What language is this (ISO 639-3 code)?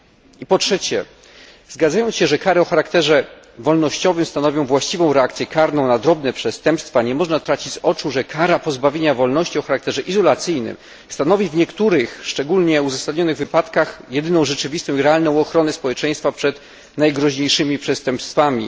pol